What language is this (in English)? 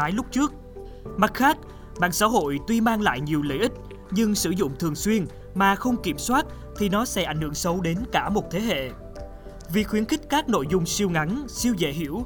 Vietnamese